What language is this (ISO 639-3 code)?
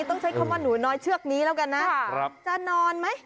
tha